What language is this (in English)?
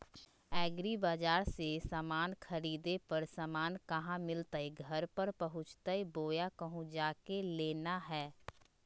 Magahi